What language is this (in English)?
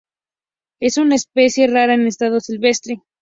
Spanish